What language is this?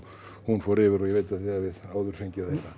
Icelandic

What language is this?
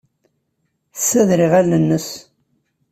Kabyle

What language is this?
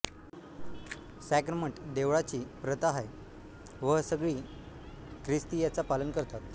Marathi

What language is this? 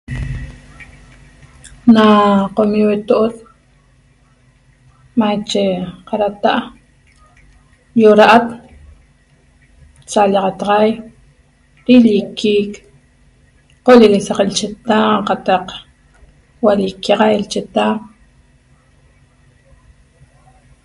Toba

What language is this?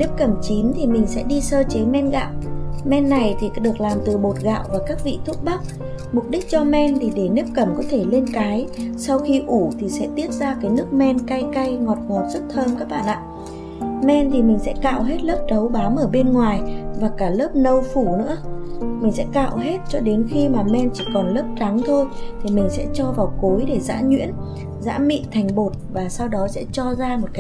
Vietnamese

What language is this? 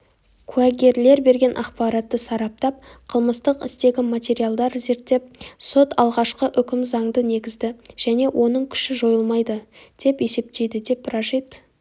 Kazakh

